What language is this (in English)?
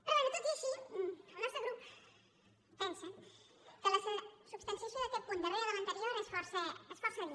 Catalan